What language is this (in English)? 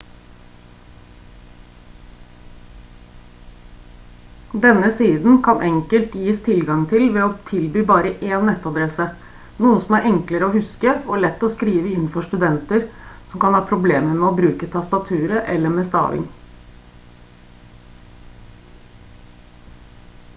Norwegian Bokmål